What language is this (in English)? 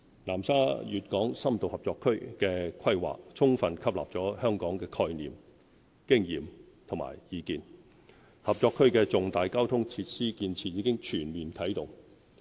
Cantonese